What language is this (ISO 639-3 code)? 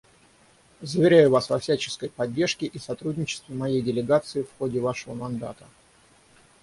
rus